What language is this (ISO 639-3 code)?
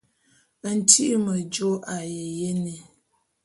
bum